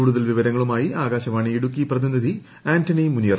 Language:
Malayalam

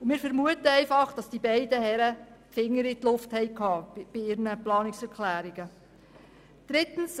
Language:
Swiss German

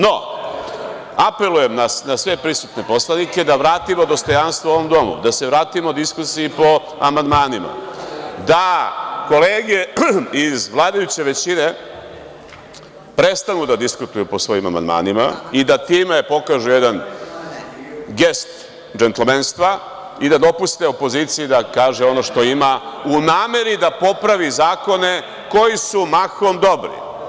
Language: Serbian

